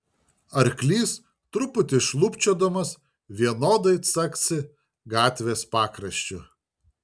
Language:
Lithuanian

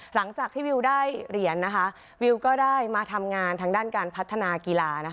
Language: Thai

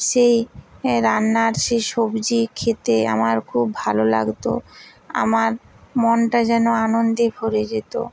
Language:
Bangla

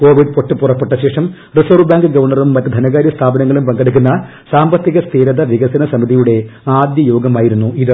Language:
Malayalam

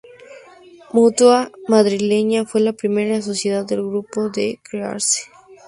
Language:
Spanish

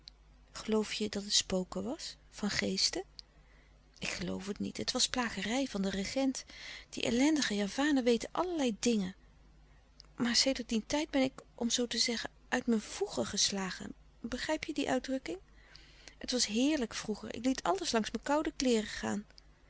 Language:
Dutch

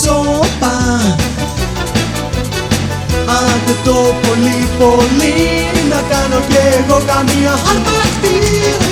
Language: Greek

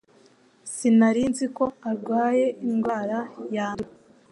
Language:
Kinyarwanda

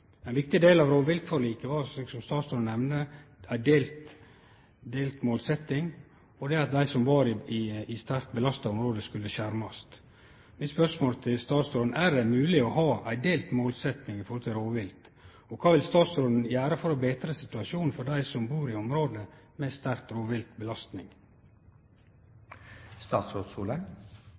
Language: Norwegian Nynorsk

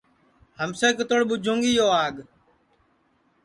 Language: Sansi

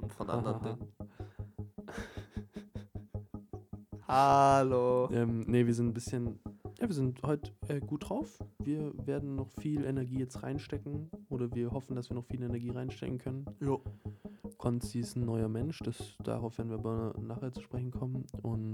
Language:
German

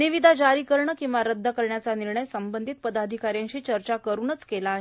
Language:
Marathi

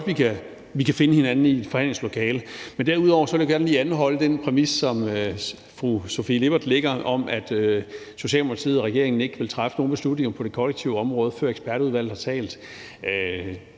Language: Danish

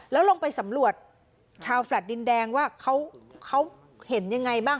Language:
Thai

